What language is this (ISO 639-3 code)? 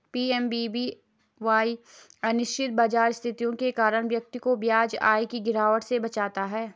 hin